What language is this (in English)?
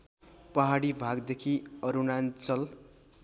Nepali